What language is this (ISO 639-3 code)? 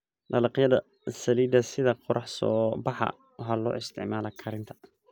som